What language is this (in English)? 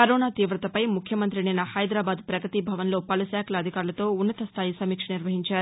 Telugu